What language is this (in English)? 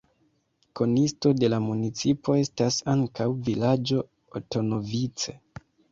Esperanto